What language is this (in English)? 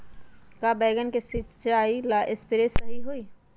Magahi